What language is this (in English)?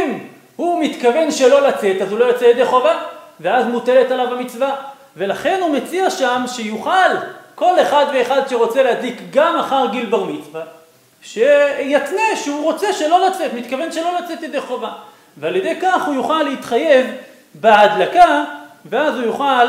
Hebrew